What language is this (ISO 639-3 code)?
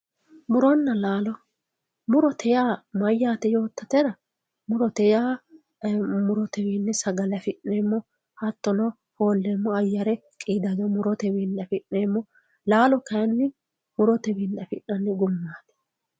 sid